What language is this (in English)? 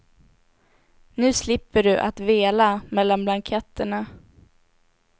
Swedish